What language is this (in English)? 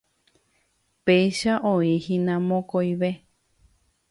Guarani